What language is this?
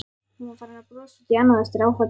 Icelandic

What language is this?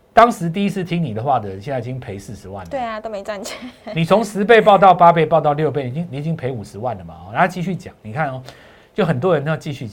Chinese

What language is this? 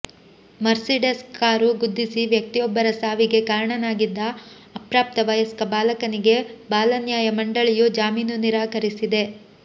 Kannada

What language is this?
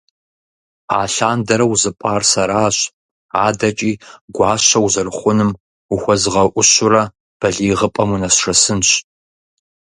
Kabardian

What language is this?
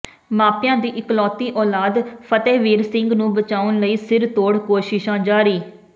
Punjabi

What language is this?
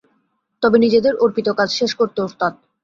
Bangla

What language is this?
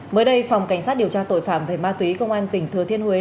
Vietnamese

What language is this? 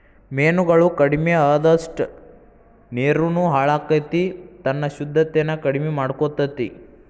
Kannada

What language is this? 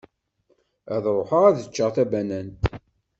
Kabyle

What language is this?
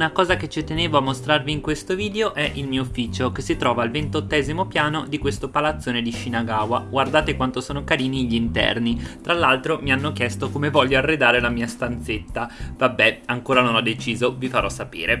Italian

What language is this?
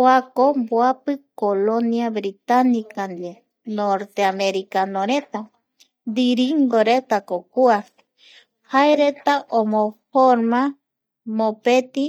Eastern Bolivian Guaraní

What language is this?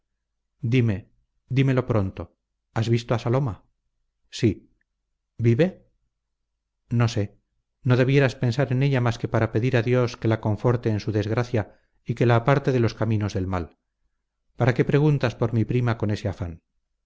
Spanish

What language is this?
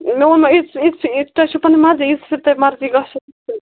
Kashmiri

